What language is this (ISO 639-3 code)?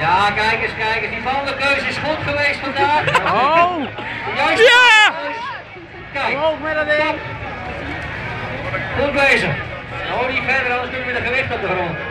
nld